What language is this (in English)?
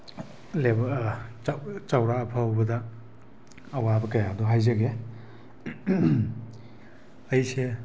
Manipuri